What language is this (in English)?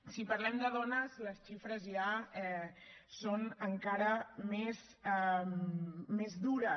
Catalan